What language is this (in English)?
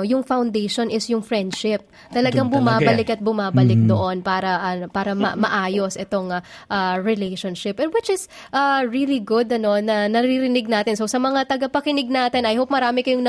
Filipino